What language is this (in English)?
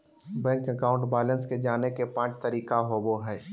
Magahi